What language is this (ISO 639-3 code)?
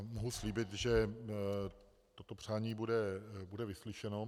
ces